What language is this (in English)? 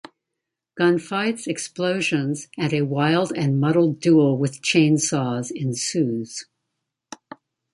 English